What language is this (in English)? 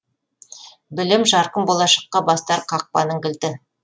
Kazakh